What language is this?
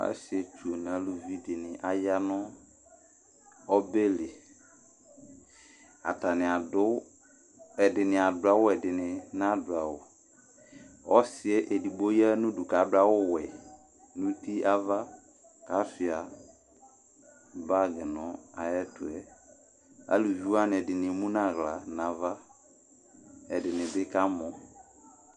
Ikposo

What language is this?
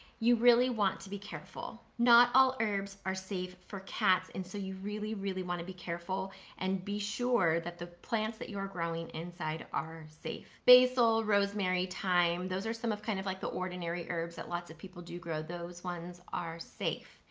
English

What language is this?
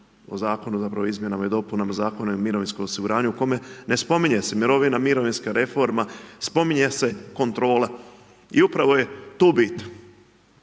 Croatian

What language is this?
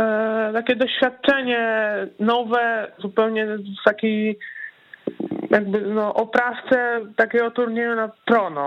Polish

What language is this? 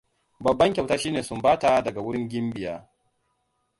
Hausa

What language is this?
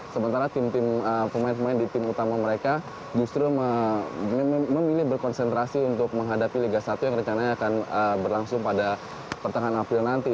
Indonesian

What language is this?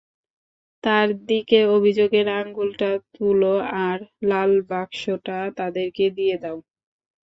Bangla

